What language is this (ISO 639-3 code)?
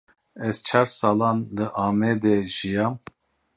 kur